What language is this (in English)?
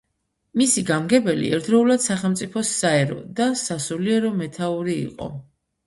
Georgian